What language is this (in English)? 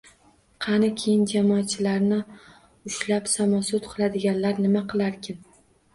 Uzbek